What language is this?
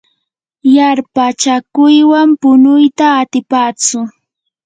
Yanahuanca Pasco Quechua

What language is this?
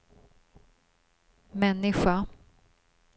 Swedish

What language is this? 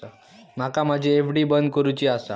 Marathi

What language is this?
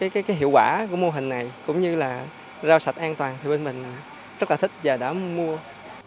Vietnamese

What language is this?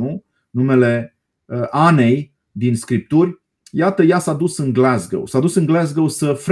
Romanian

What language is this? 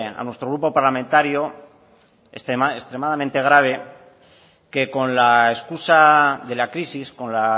Spanish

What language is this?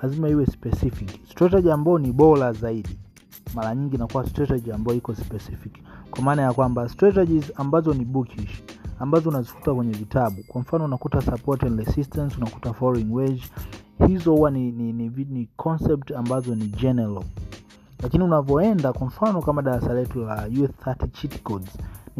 Swahili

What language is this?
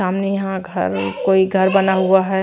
Hindi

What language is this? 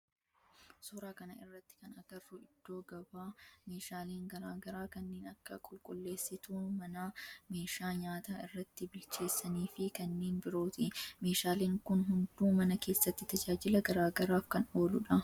Oromo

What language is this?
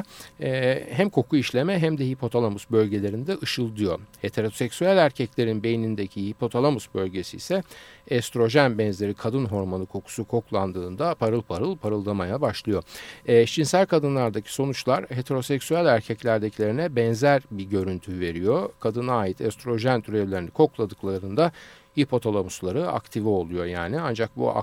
Turkish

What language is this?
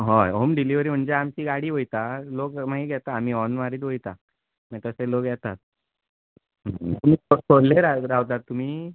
Konkani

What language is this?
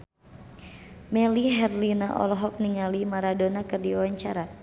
Sundanese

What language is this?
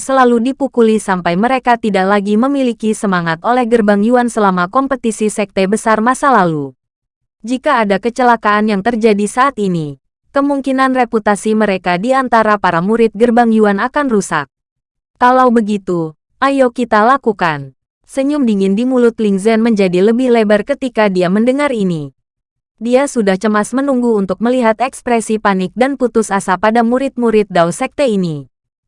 Indonesian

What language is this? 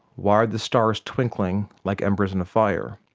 English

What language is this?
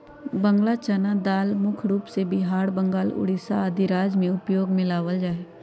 Magahi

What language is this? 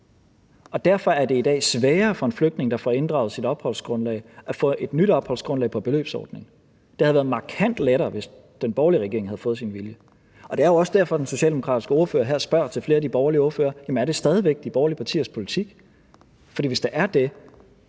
Danish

